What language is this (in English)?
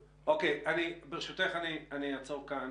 Hebrew